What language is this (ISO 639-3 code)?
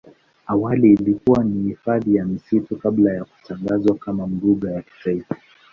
swa